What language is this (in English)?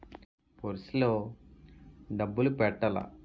Telugu